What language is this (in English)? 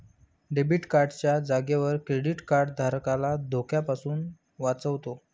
Marathi